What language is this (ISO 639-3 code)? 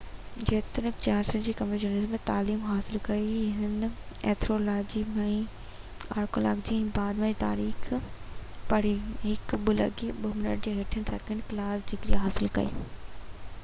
snd